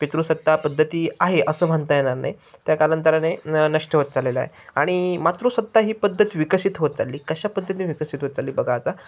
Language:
Marathi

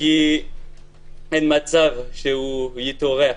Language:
Hebrew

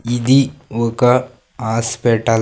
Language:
Telugu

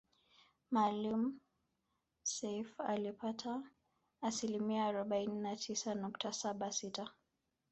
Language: Swahili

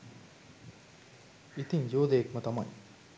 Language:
Sinhala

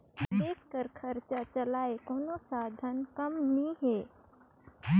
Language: Chhattisgarhi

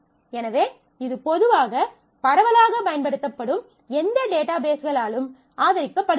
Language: Tamil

